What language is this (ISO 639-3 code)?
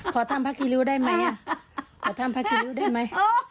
tha